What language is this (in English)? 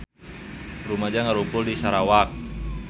Sundanese